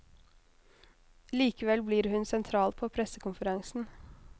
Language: Norwegian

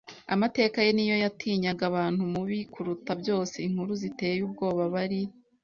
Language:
Kinyarwanda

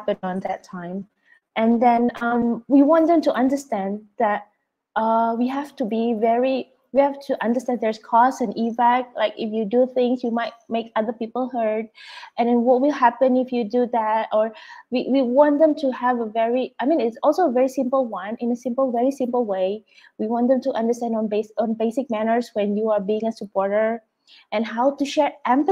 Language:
English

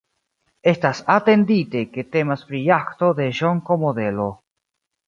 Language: Esperanto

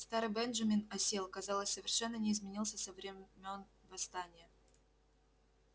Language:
Russian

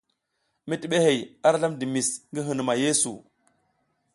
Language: South Giziga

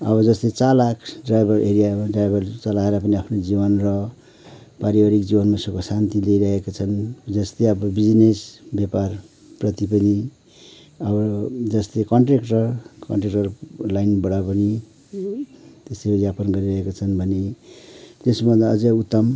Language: Nepali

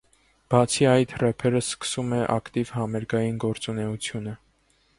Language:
Armenian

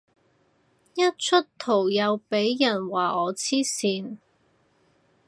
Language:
Cantonese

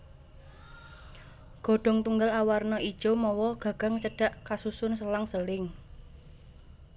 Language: Javanese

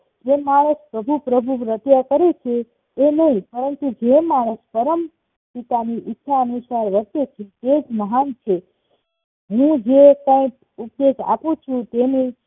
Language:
Gujarati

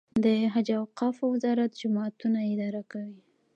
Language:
Pashto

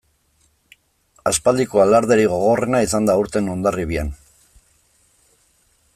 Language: Basque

